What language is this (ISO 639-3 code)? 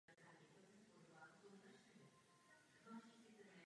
ces